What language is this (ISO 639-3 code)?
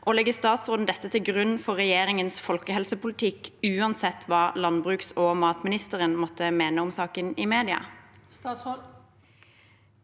nor